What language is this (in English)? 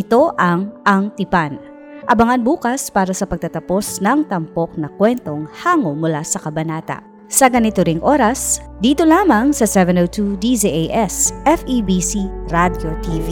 Filipino